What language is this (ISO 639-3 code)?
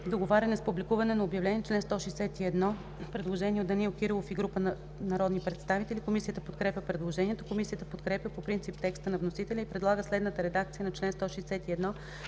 bul